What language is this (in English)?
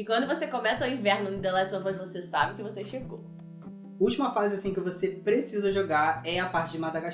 Portuguese